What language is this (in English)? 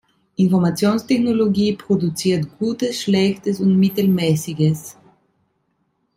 German